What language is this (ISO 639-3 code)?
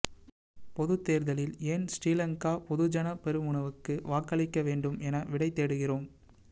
tam